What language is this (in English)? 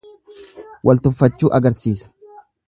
Oromo